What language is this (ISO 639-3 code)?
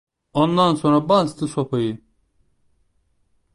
tur